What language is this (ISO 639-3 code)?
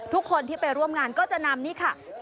tha